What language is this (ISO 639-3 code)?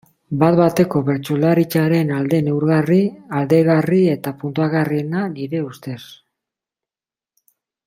eus